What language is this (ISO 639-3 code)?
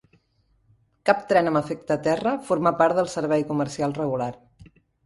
cat